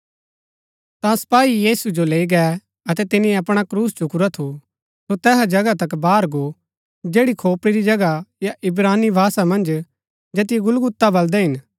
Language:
Gaddi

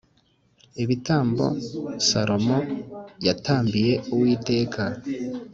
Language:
Kinyarwanda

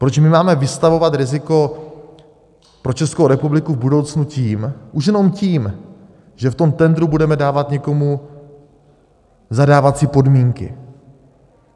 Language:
Czech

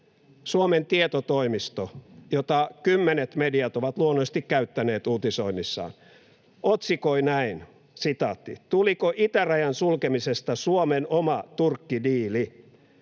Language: Finnish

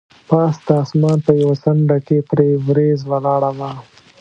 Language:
Pashto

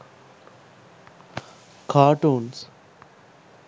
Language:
Sinhala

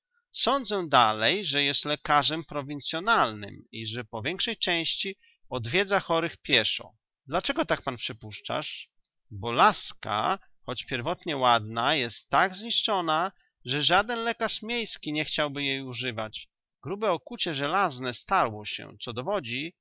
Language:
Polish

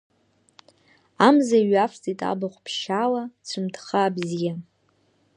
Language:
Abkhazian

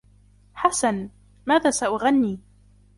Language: Arabic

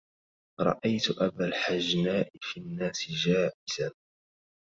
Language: Arabic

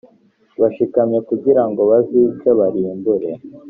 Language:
Kinyarwanda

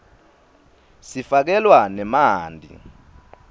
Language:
Swati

